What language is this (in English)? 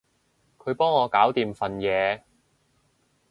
Cantonese